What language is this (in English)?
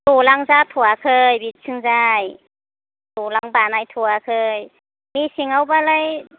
Bodo